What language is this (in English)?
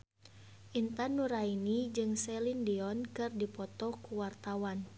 Sundanese